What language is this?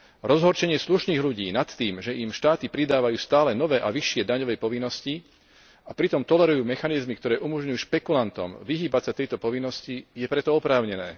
Slovak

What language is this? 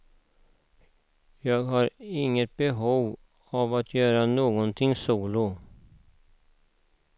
Swedish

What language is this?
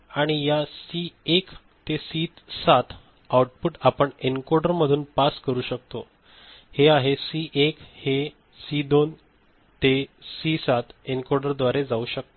Marathi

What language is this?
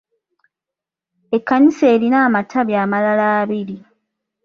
Ganda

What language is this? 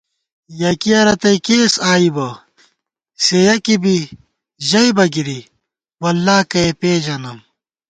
Gawar-Bati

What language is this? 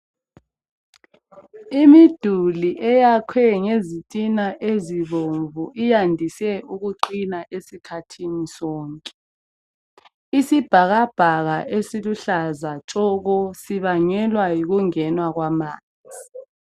North Ndebele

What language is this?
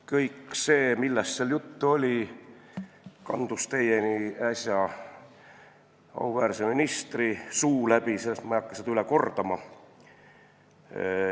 Estonian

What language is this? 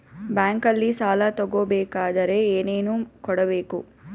Kannada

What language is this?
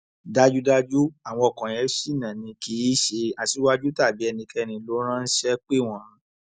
Yoruba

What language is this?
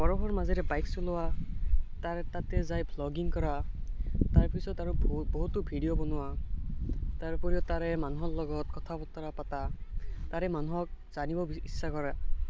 Assamese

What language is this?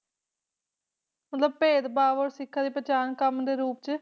Punjabi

